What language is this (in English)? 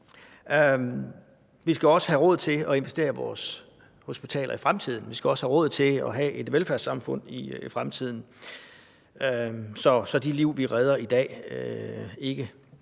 Danish